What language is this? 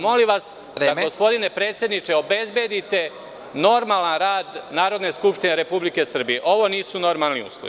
Serbian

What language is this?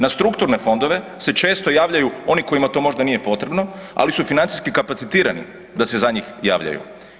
Croatian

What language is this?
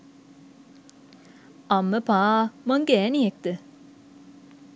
Sinhala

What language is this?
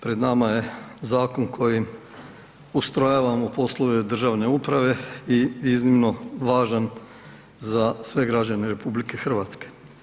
Croatian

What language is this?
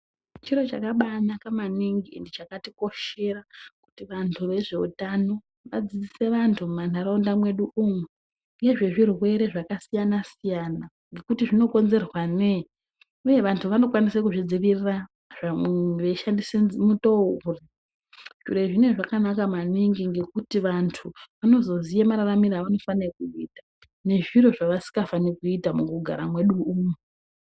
Ndau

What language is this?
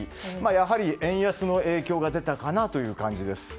Japanese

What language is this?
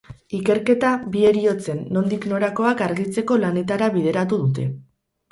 Basque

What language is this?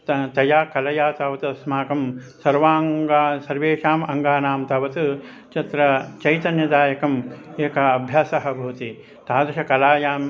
Sanskrit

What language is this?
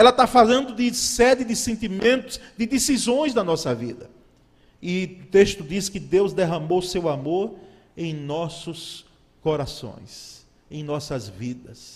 Portuguese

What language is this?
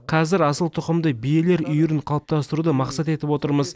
Kazakh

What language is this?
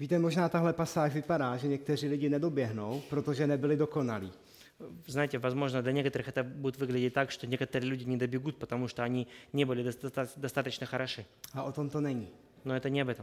Czech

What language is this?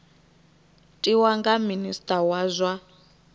Venda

